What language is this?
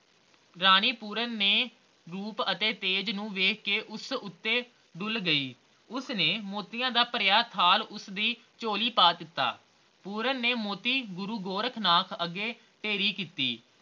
Punjabi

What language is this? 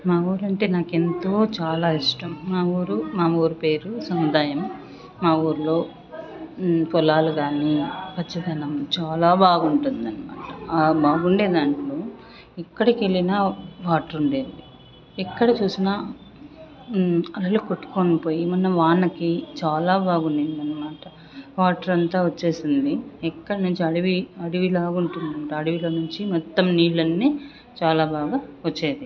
Telugu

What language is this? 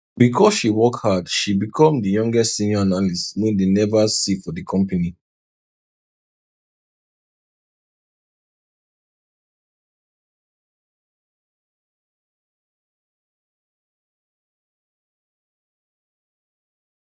Nigerian Pidgin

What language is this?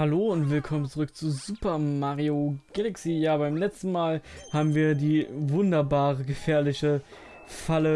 German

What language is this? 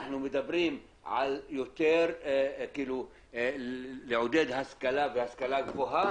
Hebrew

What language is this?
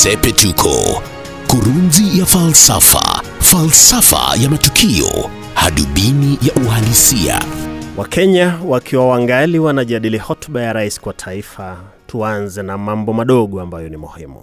Swahili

